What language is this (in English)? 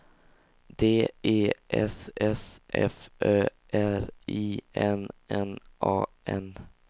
Swedish